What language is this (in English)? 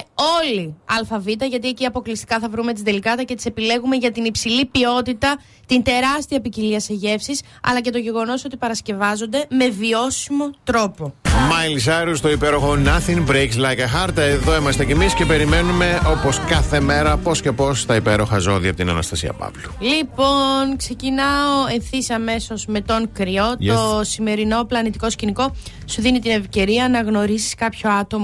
Greek